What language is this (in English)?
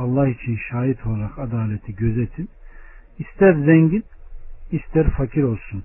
Turkish